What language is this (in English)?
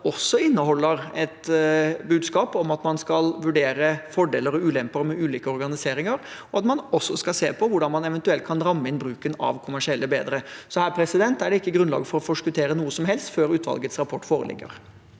Norwegian